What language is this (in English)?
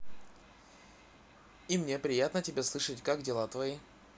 Russian